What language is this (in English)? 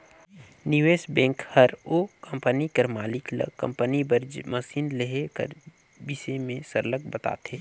Chhattisgarhi